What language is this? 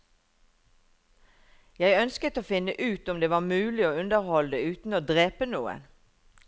Norwegian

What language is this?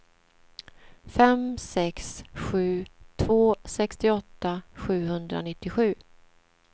Swedish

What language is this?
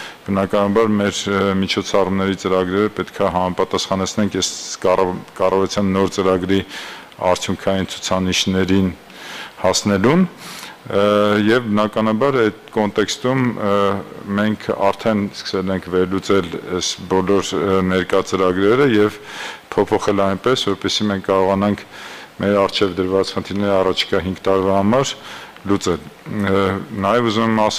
Turkish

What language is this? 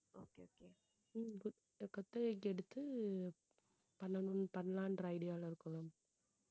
Tamil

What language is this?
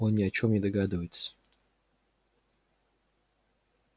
Russian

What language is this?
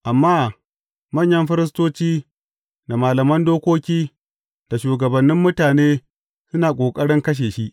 Hausa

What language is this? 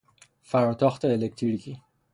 Persian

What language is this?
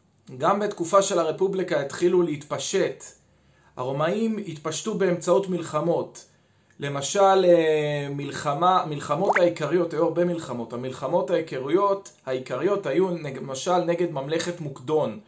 Hebrew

